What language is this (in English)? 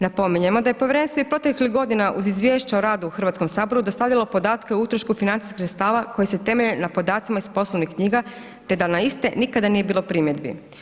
Croatian